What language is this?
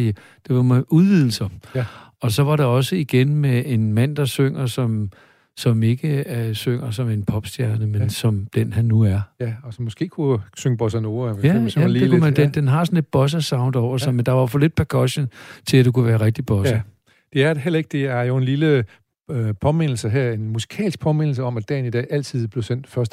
Danish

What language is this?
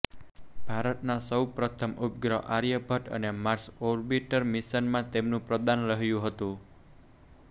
Gujarati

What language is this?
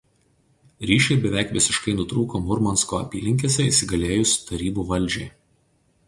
Lithuanian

